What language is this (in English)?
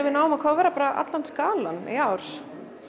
Icelandic